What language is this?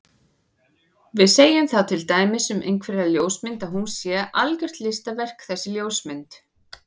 Icelandic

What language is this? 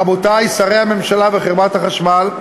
Hebrew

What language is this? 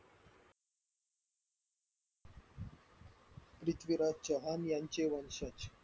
Marathi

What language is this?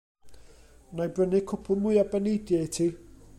Welsh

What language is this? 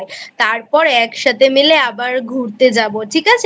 Bangla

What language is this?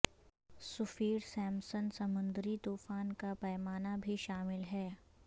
Urdu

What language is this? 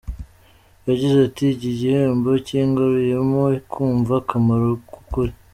Kinyarwanda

